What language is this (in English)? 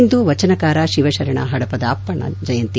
Kannada